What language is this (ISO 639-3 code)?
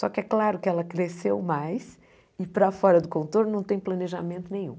por